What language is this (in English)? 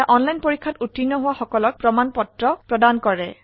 Assamese